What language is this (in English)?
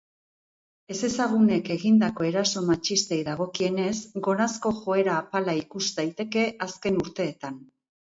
Basque